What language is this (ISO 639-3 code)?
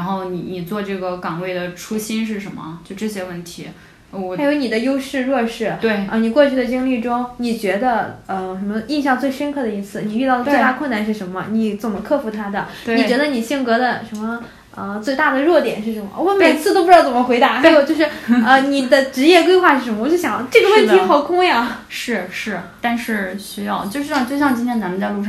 zho